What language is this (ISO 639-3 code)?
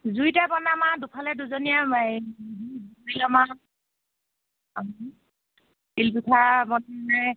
asm